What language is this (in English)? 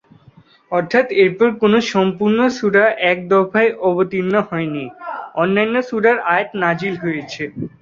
Bangla